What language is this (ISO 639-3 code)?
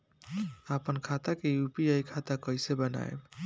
bho